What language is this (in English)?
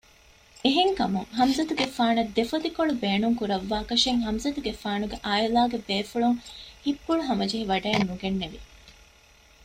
Divehi